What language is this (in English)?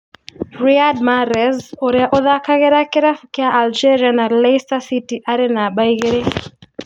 Kikuyu